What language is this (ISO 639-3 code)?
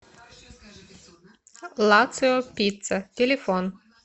rus